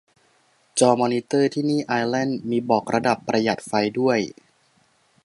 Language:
Thai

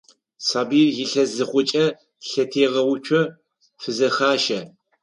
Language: Adyghe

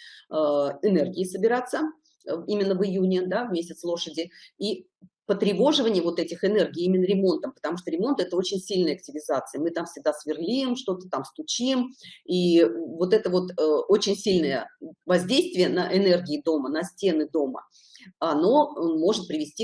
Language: Russian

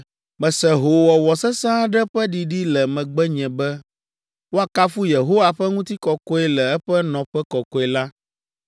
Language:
Ewe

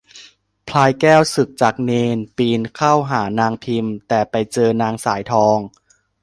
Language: Thai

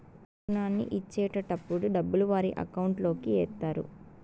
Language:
Telugu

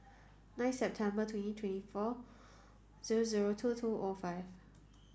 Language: English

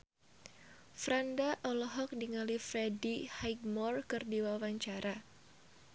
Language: Sundanese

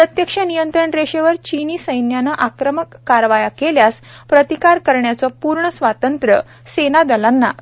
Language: Marathi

